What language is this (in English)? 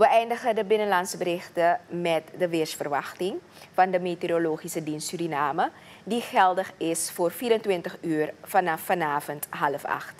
Dutch